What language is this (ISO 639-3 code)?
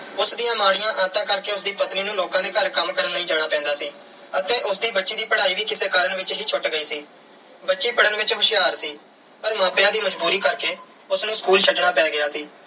pan